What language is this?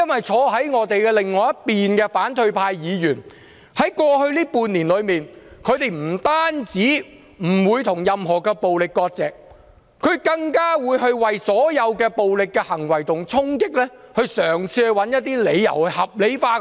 Cantonese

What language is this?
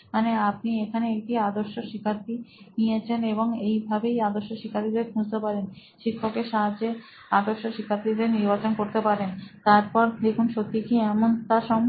Bangla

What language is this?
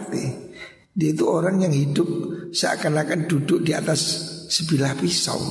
Indonesian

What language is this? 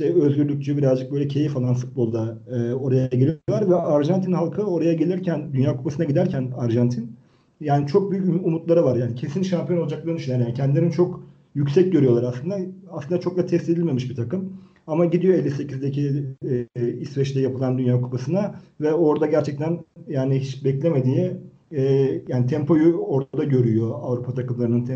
Turkish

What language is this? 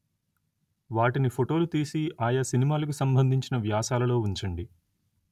Telugu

